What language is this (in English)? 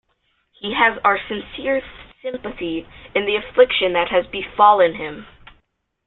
English